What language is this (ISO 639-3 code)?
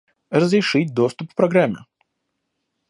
rus